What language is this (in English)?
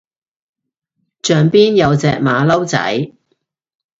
Cantonese